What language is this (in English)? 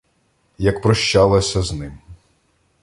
Ukrainian